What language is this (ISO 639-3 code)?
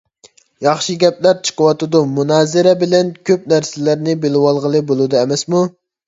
uig